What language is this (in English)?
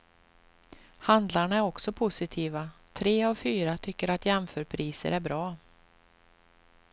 Swedish